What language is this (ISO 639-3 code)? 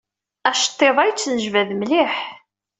kab